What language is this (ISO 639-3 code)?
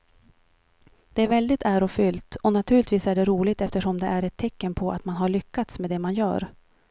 swe